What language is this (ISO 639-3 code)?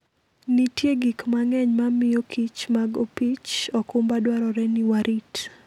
luo